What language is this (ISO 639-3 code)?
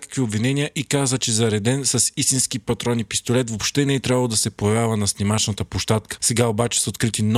bul